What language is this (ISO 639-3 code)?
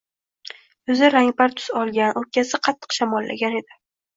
uzb